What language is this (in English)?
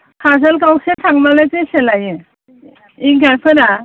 Bodo